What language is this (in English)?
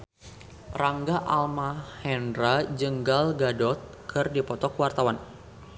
Sundanese